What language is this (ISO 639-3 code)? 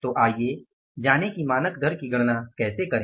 hin